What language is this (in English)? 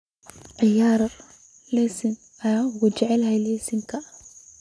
Somali